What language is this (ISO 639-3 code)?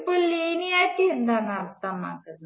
mal